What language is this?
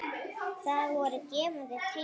Icelandic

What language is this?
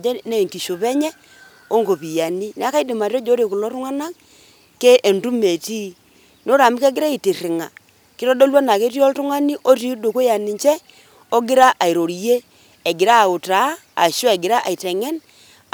Masai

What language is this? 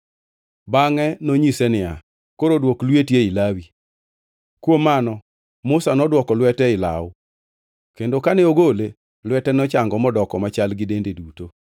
Luo (Kenya and Tanzania)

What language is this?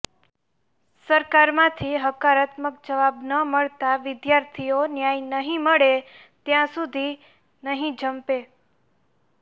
Gujarati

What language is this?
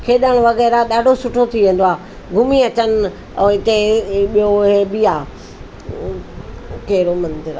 Sindhi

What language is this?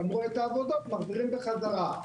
Hebrew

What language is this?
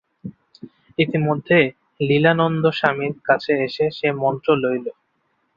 Bangla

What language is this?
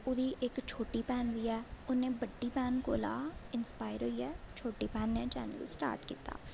Dogri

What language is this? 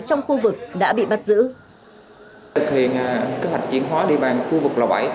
Vietnamese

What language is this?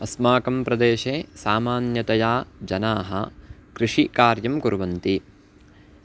Sanskrit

